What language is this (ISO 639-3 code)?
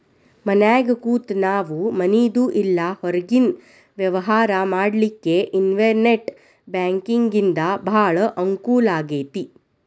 kan